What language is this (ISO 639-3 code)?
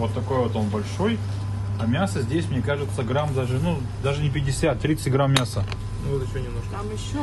rus